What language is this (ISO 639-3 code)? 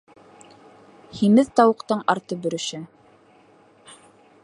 bak